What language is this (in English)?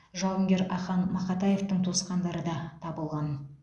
Kazakh